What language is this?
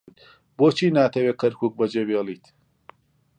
Central Kurdish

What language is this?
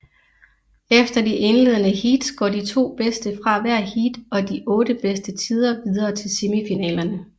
Danish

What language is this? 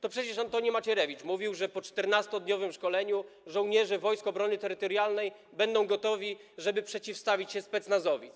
Polish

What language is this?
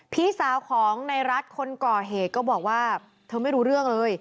Thai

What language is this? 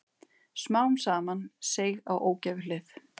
Icelandic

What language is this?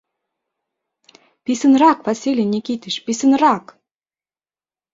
Mari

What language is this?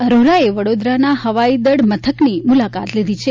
Gujarati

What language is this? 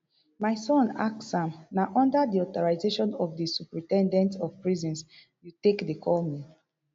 Nigerian Pidgin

